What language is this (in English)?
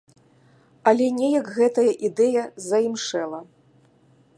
Belarusian